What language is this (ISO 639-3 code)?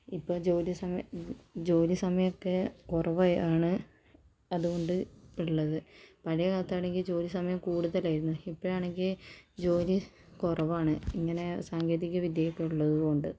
mal